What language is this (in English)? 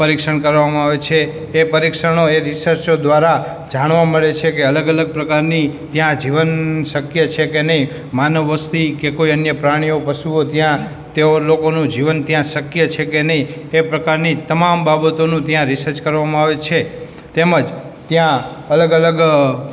Gujarati